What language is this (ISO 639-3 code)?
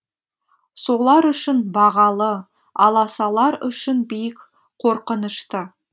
kaz